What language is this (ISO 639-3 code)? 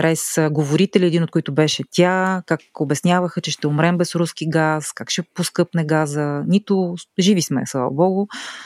bul